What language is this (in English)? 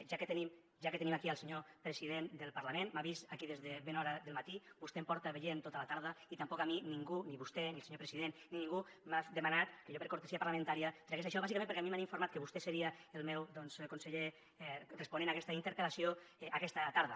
Catalan